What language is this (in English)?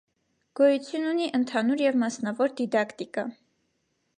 Armenian